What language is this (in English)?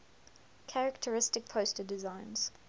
English